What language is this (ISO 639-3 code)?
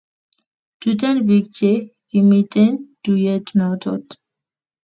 kln